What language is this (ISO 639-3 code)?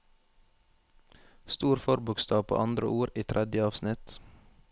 nor